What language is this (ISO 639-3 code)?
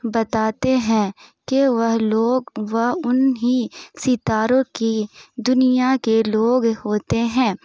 urd